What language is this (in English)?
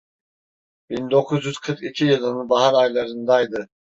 Turkish